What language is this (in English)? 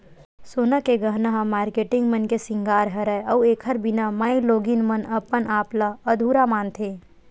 Chhattisgarhi